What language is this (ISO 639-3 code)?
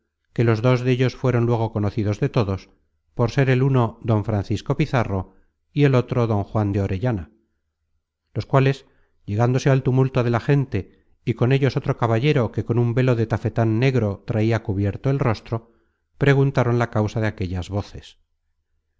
spa